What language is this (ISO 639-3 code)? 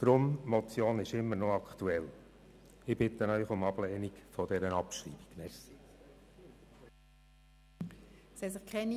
gsw